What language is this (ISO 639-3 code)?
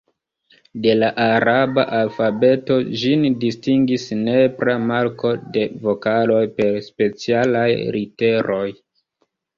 epo